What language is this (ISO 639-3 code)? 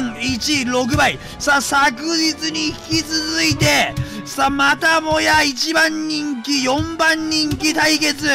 jpn